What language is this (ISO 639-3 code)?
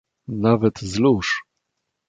pol